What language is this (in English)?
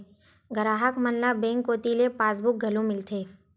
Chhattisgarhi